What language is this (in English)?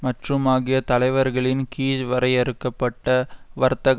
Tamil